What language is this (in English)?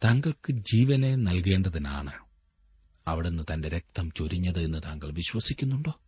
Malayalam